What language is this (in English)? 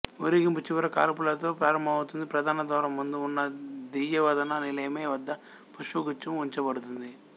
Telugu